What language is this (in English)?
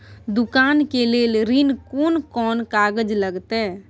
Maithili